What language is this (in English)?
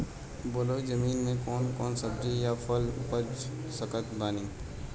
Bhojpuri